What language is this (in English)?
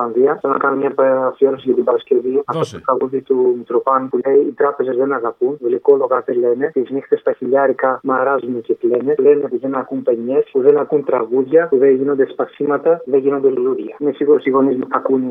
Greek